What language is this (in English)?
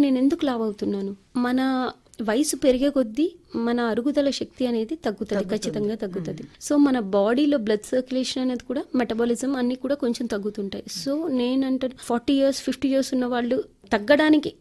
Telugu